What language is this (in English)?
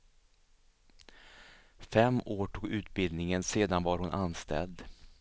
Swedish